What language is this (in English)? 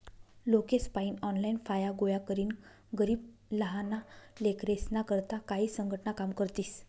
Marathi